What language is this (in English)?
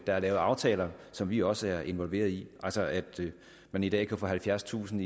Danish